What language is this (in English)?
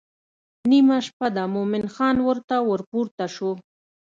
Pashto